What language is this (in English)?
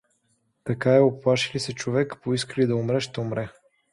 Bulgarian